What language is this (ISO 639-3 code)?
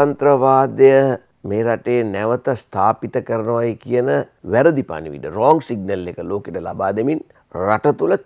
tha